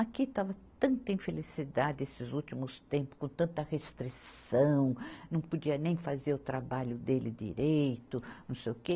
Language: Portuguese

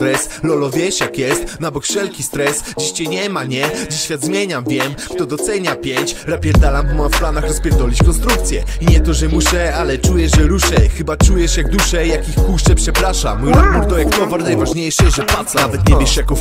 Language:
French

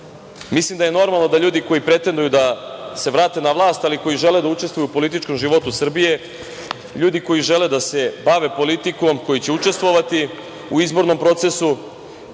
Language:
Serbian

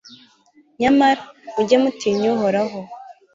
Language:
Kinyarwanda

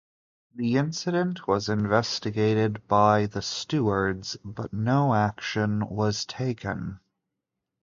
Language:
English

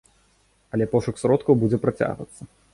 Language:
Belarusian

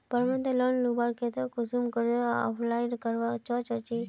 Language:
Magahi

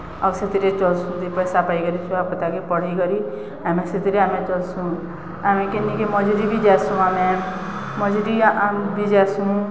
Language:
Odia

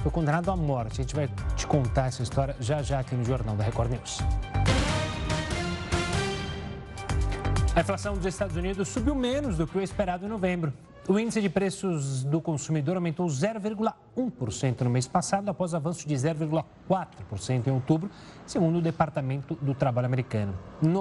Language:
Portuguese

